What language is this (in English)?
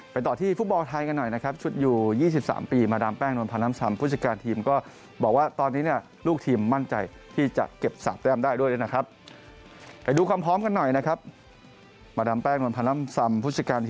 Thai